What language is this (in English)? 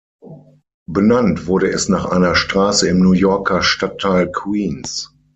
German